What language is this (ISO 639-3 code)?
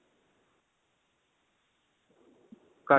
pan